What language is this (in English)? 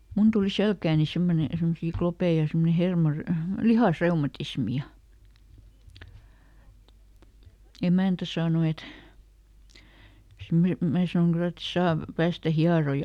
Finnish